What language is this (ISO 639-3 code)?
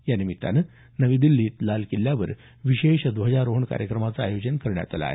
mar